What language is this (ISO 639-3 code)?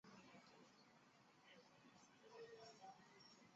zho